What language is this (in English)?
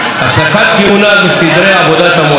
Hebrew